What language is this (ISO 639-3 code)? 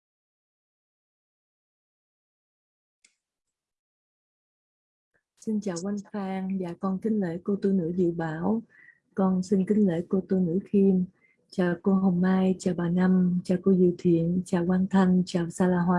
vie